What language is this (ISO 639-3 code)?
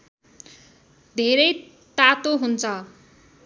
nep